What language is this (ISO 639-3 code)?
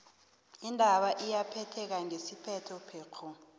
nbl